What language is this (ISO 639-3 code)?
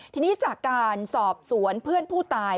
tha